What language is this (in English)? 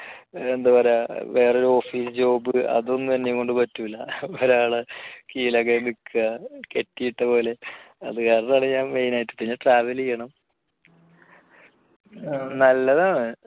Malayalam